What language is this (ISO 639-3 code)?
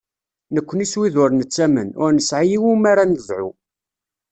kab